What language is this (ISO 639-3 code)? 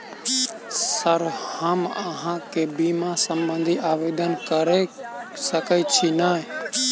mai